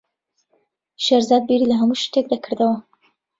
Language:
Central Kurdish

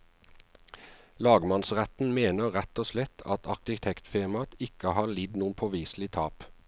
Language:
Norwegian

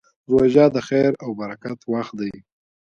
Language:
Pashto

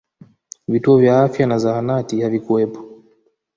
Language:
Swahili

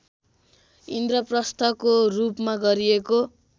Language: Nepali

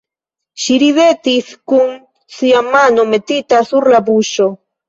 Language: Esperanto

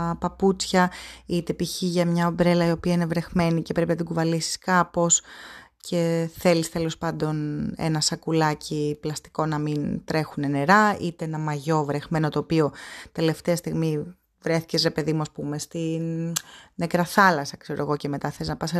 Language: Greek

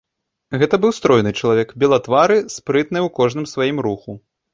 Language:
Belarusian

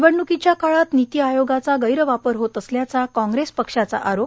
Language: Marathi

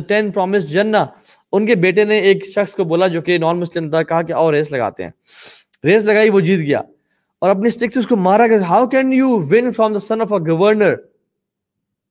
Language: Urdu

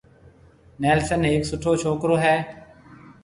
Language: Marwari (Pakistan)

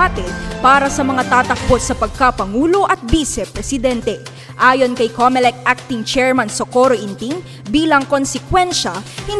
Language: Filipino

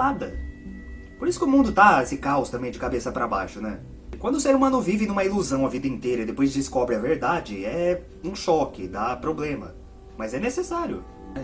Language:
Portuguese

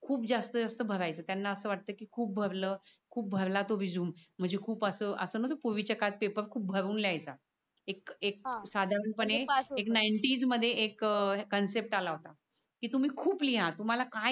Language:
Marathi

